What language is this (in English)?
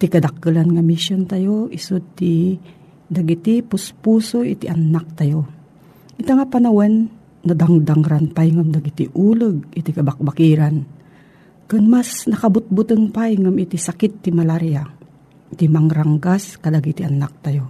Filipino